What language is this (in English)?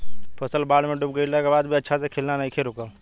Bhojpuri